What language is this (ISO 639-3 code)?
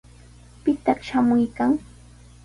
qws